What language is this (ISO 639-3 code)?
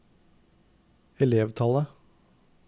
nor